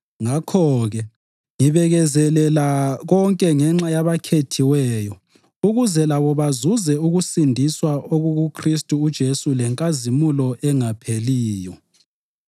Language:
North Ndebele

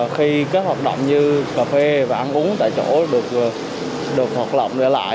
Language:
Vietnamese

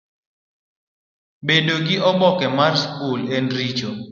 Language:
Luo (Kenya and Tanzania)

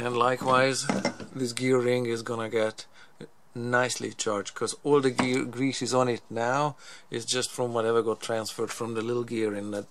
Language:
English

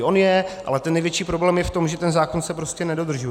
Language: Czech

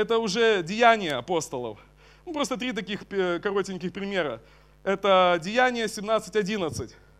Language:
Russian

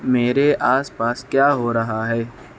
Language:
Urdu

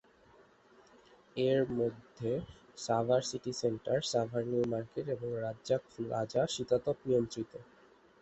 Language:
Bangla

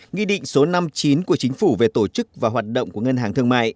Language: Vietnamese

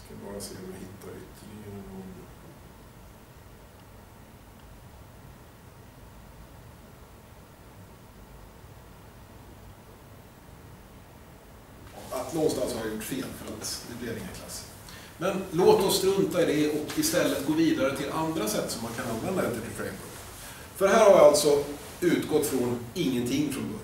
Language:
Swedish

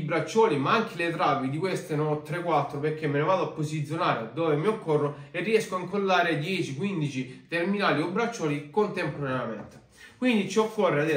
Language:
Italian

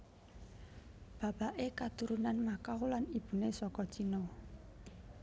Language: Javanese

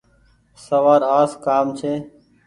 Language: Goaria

